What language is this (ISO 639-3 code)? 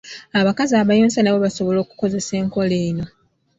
lug